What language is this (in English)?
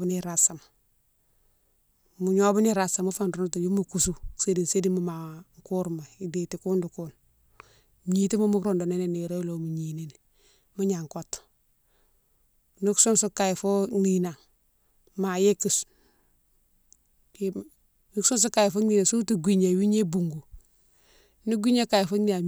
Mansoanka